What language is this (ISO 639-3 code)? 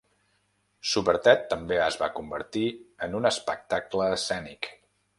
cat